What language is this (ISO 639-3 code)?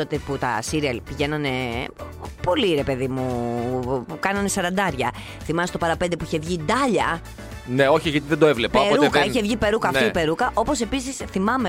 ell